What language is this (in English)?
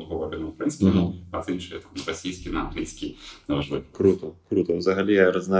Ukrainian